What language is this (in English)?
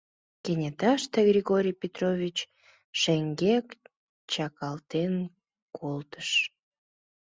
Mari